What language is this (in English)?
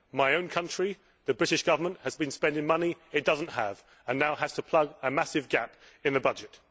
English